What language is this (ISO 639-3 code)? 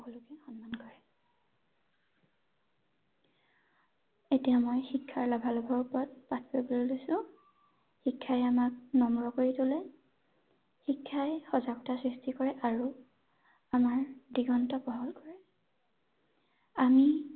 asm